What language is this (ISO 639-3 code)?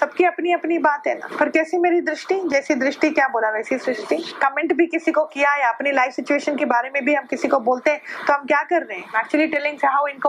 hin